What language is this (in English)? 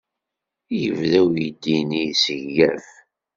Kabyle